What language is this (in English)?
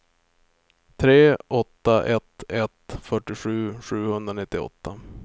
Swedish